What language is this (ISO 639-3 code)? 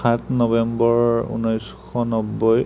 asm